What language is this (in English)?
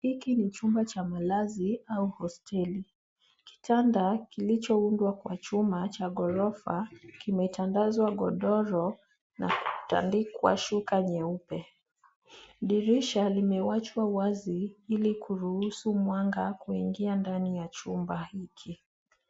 Swahili